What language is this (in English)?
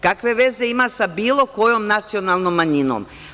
Serbian